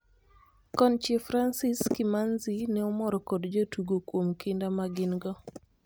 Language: Luo (Kenya and Tanzania)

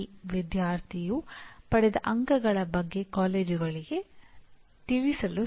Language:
Kannada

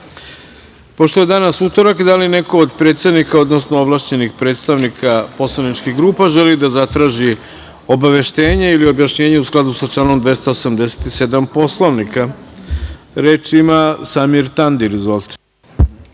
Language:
Serbian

